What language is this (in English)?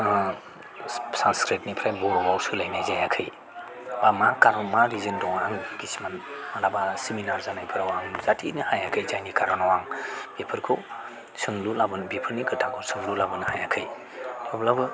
Bodo